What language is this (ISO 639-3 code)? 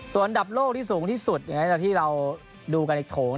tha